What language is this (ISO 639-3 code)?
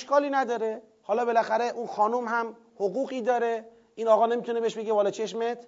fas